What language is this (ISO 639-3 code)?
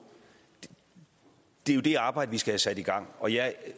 dan